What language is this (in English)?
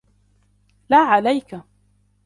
Arabic